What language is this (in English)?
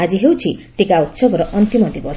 Odia